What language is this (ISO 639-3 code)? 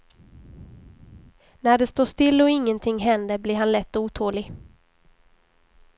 swe